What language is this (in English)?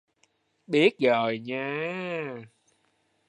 Vietnamese